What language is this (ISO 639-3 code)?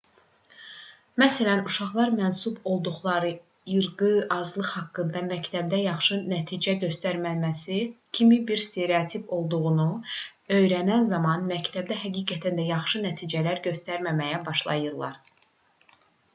aze